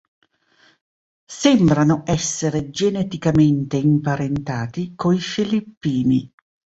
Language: Italian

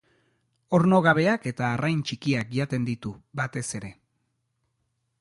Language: Basque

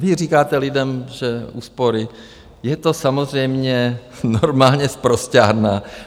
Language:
Czech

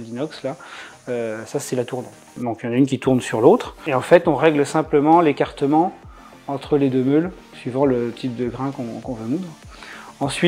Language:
French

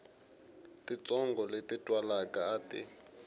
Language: Tsonga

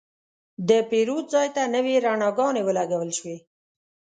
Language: Pashto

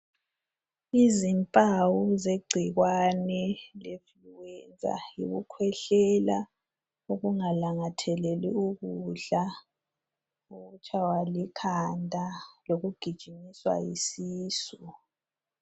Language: North Ndebele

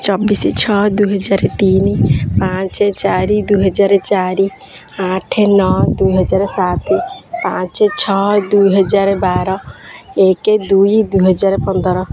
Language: Odia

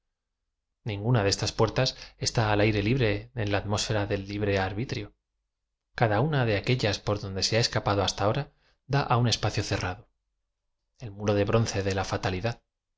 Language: Spanish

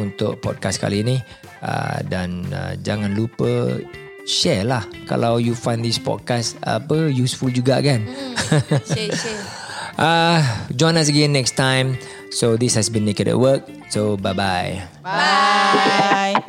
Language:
Malay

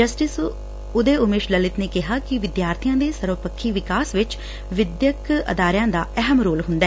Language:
Punjabi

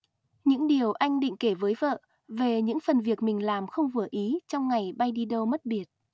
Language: Vietnamese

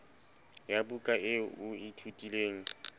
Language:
Southern Sotho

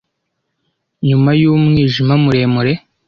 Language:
Kinyarwanda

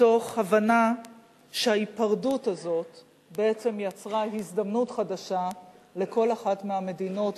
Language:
Hebrew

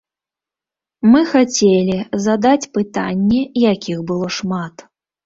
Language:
Belarusian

